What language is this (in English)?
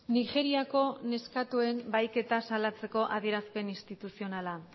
Basque